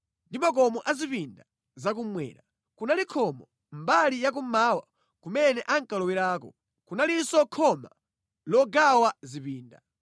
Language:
Nyanja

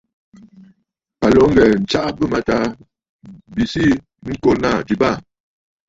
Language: Bafut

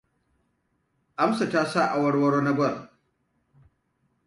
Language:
Hausa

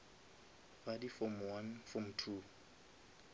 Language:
Northern Sotho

